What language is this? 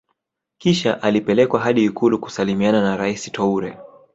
Swahili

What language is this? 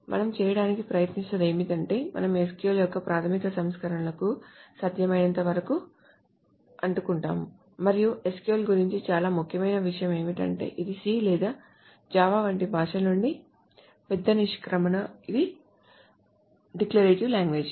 Telugu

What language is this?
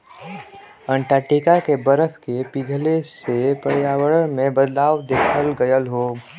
Bhojpuri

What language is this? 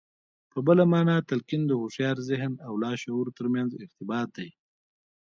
Pashto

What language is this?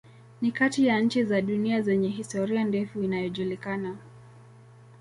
Swahili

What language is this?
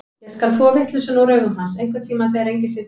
Icelandic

